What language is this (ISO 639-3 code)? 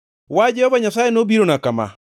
luo